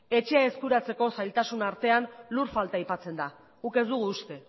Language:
Basque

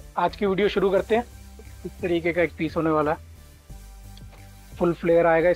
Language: Hindi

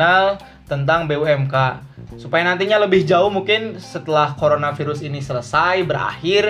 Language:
Indonesian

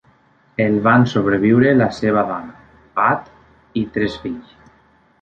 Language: Catalan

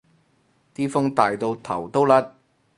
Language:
Cantonese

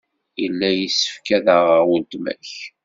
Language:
Kabyle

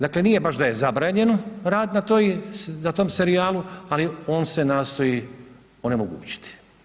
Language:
Croatian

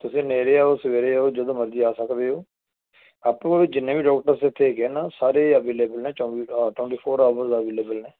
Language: Punjabi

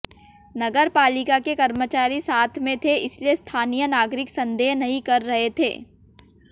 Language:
Hindi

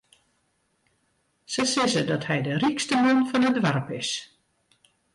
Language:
Western Frisian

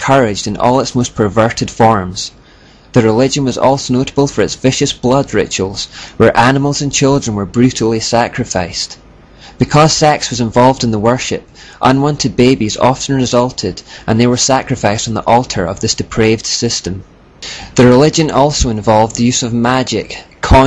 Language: English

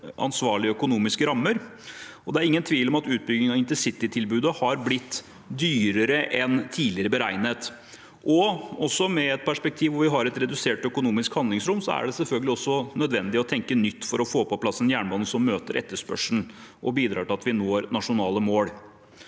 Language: Norwegian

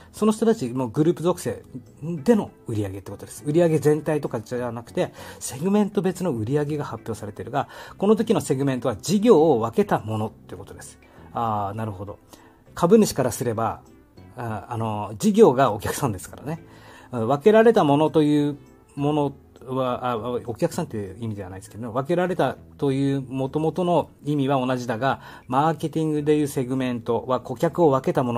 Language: Japanese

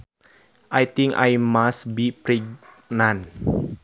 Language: Sundanese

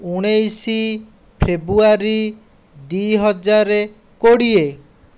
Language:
Odia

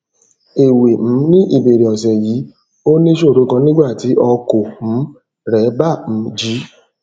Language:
Yoruba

